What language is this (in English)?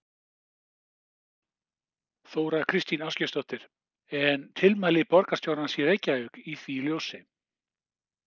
Icelandic